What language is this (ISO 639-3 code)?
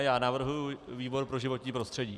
ces